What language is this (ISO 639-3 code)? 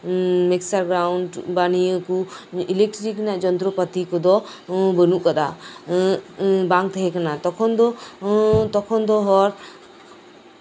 sat